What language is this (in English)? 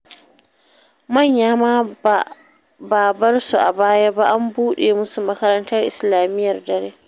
Hausa